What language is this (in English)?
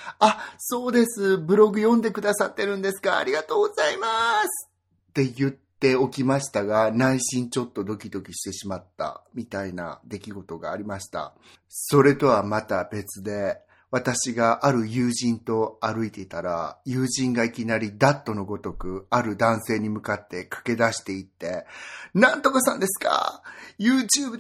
Japanese